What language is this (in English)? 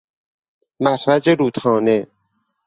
Persian